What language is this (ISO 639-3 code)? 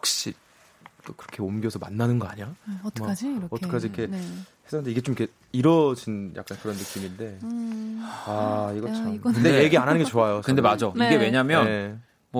kor